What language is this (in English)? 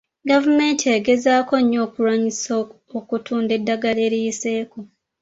Ganda